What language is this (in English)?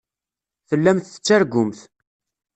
Kabyle